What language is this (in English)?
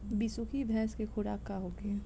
Bhojpuri